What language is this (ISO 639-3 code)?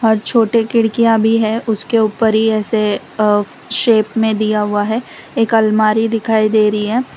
hin